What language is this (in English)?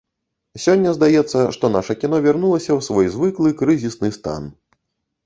Belarusian